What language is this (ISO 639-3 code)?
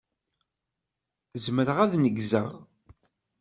kab